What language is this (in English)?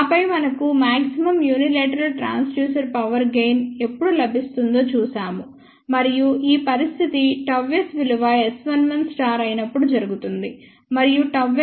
Telugu